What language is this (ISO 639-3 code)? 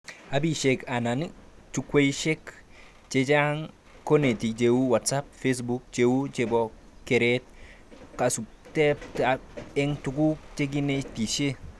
kln